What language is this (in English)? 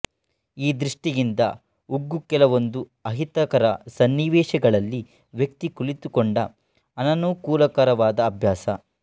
Kannada